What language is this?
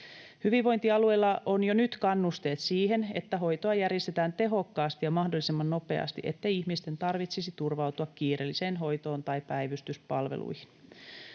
Finnish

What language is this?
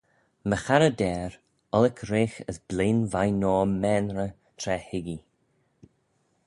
Manx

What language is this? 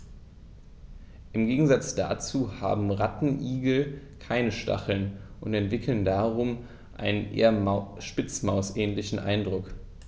German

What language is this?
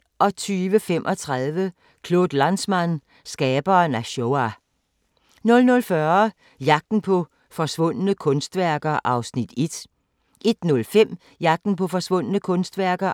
Danish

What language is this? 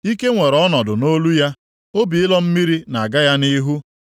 Igbo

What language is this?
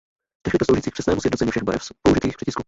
Czech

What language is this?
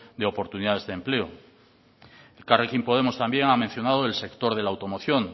Spanish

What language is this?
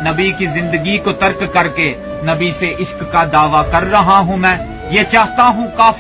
Urdu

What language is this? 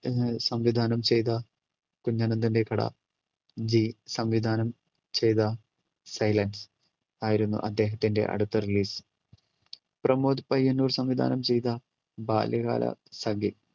Malayalam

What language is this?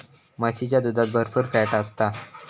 Marathi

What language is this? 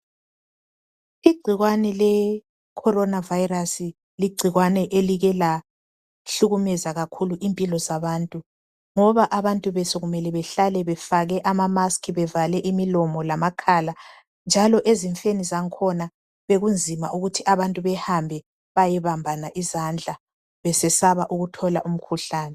North Ndebele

